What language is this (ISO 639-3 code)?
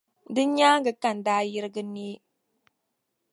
dag